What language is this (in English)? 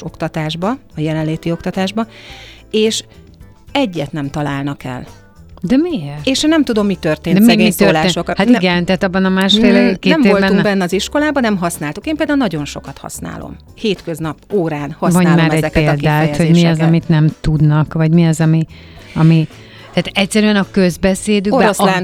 Hungarian